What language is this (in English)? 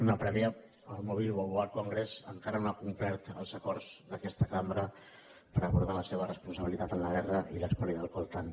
Catalan